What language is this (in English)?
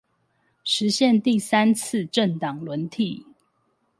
Chinese